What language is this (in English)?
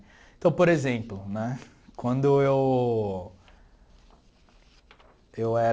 Portuguese